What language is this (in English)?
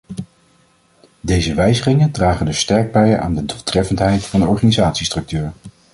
Dutch